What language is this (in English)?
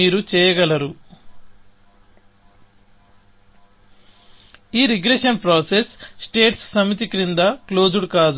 Telugu